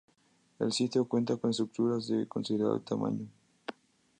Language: Spanish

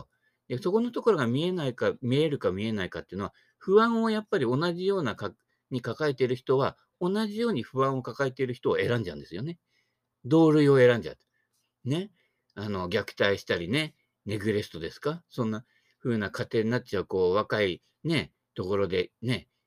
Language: Japanese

